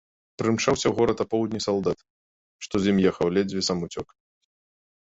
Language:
Belarusian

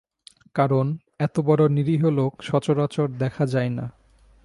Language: Bangla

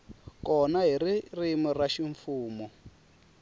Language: Tsonga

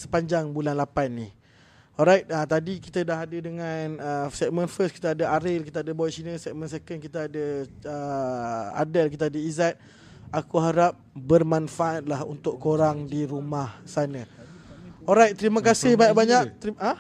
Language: Malay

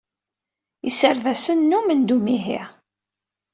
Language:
Kabyle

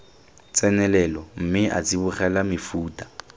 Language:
Tswana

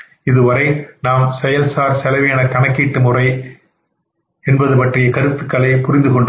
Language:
Tamil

